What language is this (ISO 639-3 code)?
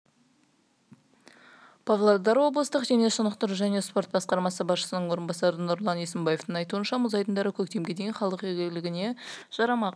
kaz